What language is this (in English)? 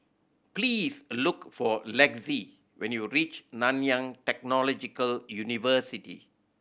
English